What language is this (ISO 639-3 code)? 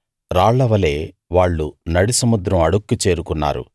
tel